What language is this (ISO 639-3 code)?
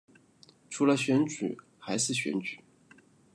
zho